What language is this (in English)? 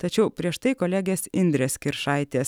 Lithuanian